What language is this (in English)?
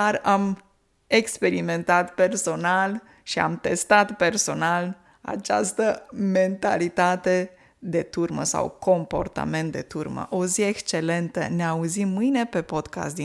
Romanian